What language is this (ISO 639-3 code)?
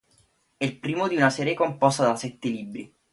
ita